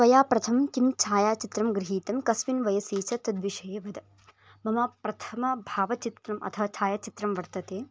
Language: Sanskrit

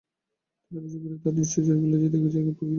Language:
Bangla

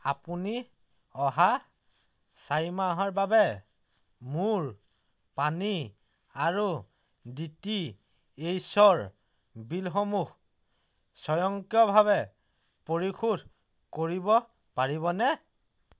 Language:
Assamese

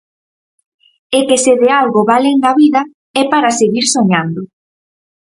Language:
Galician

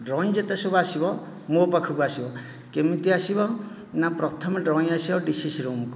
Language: Odia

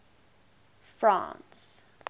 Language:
English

